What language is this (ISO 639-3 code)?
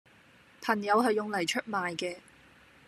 yue